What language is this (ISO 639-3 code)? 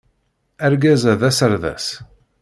kab